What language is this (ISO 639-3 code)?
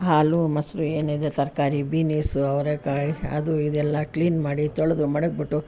kan